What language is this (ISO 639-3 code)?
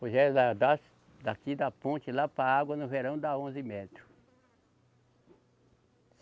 por